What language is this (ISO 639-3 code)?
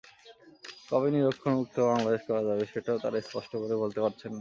ben